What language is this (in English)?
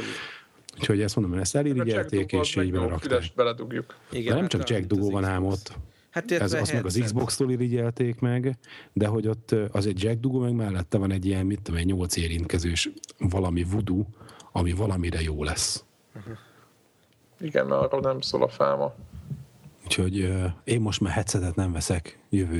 Hungarian